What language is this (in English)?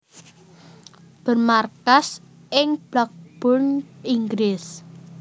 Javanese